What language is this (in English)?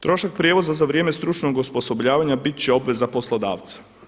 Croatian